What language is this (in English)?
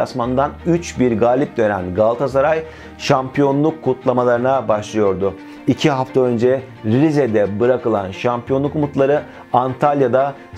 Turkish